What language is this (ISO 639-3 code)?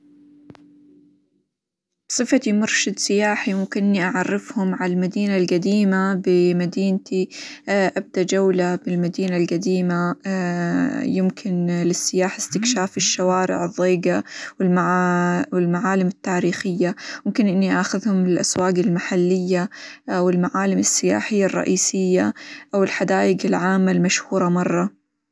acw